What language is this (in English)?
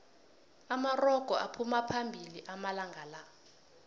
South Ndebele